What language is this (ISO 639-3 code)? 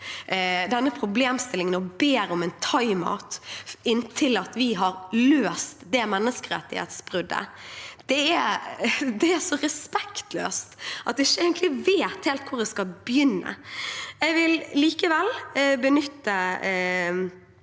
nor